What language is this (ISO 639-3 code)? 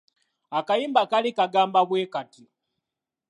lug